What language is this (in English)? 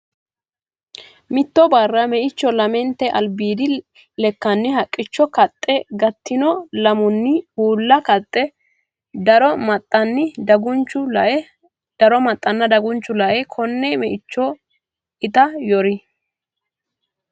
Sidamo